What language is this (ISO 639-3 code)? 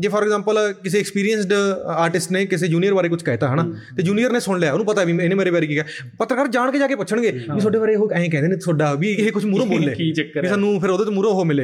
pan